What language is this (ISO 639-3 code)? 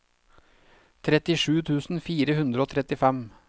nor